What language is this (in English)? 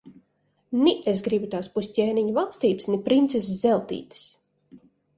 Latvian